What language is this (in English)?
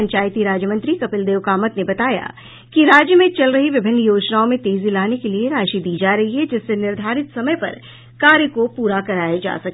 Hindi